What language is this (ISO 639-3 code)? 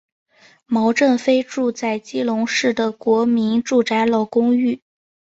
zho